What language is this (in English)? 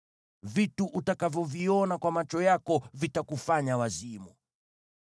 Swahili